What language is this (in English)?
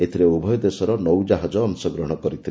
Odia